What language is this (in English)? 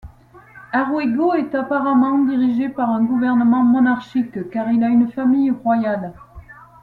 French